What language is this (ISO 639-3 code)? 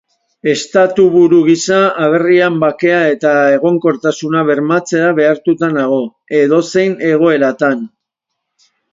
eus